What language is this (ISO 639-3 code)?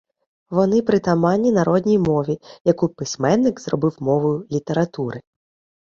ukr